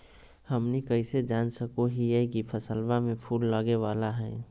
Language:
Magahi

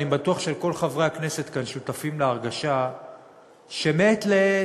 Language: Hebrew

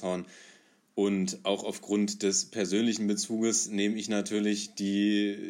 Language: German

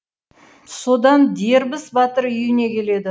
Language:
Kazakh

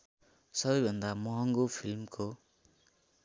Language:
Nepali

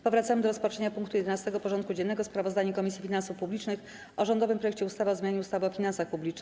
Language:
Polish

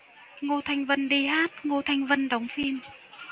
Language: Vietnamese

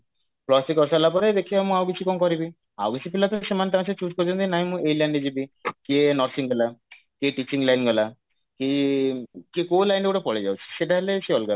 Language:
Odia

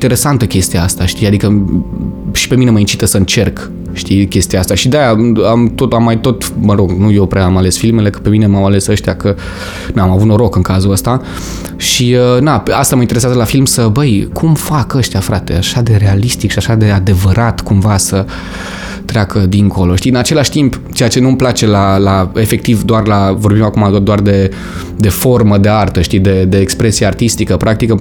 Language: Romanian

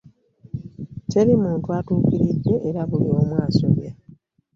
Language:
Ganda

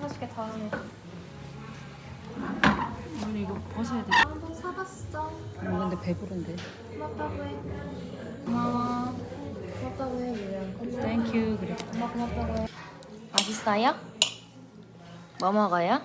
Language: Korean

